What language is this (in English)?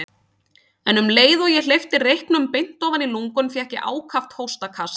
Icelandic